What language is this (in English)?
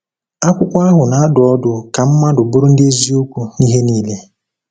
Igbo